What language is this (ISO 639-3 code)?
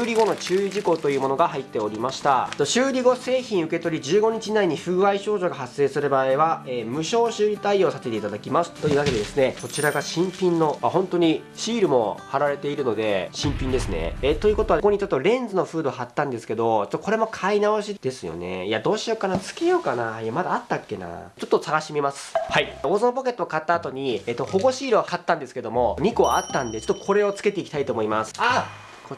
jpn